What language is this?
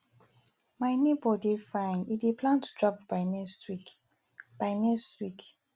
Nigerian Pidgin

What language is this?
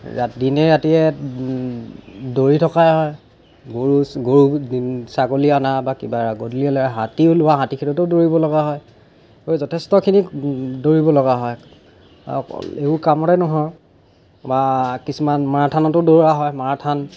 Assamese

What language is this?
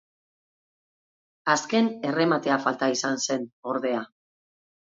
Basque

